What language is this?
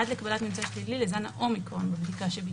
Hebrew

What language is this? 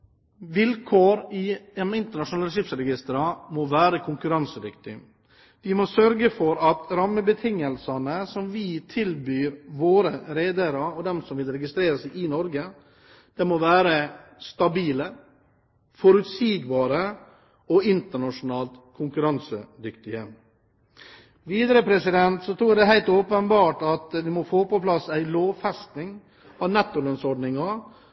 Norwegian Bokmål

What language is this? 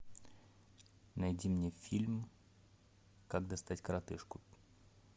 Russian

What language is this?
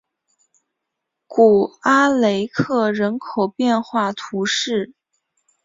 Chinese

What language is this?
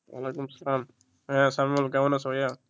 Bangla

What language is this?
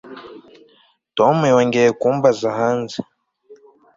Kinyarwanda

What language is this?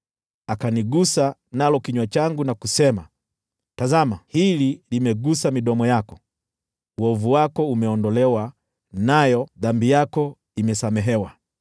Swahili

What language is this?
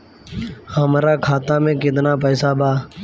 Bhojpuri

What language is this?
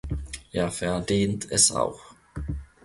German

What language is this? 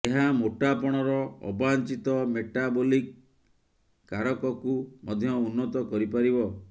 Odia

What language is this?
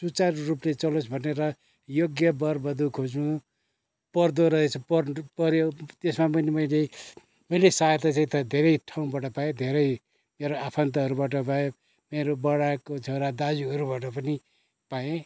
Nepali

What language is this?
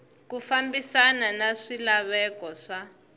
Tsonga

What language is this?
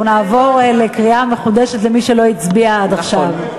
Hebrew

